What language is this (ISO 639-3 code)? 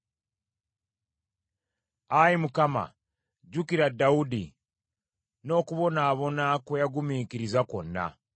lug